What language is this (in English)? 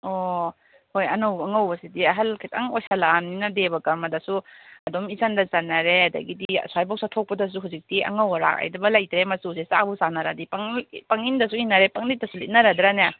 Manipuri